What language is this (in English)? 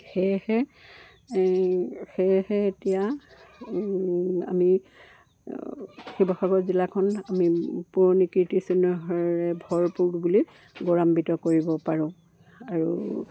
Assamese